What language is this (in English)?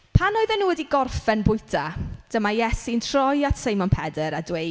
Welsh